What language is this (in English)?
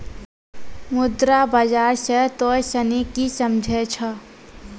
Maithili